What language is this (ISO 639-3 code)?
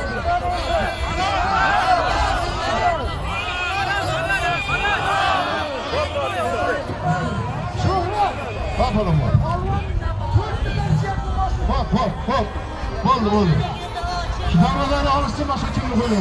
tur